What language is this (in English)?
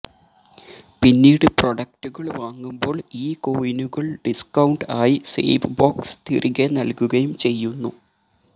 Malayalam